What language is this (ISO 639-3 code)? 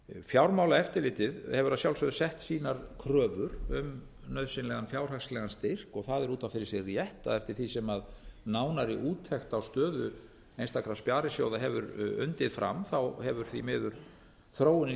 isl